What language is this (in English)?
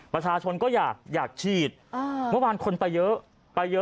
Thai